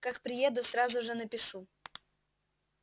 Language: Russian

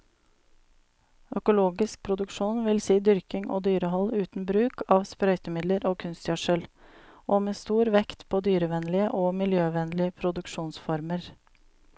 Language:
Norwegian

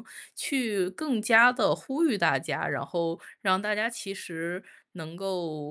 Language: Chinese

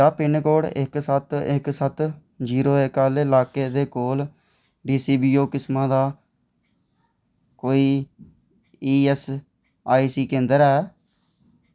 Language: Dogri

